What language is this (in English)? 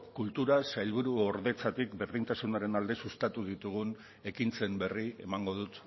Basque